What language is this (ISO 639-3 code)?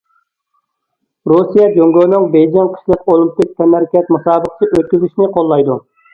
uig